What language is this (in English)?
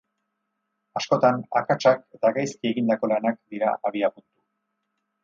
Basque